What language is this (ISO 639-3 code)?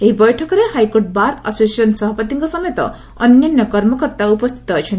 ori